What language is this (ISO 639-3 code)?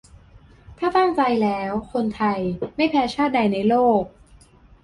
tha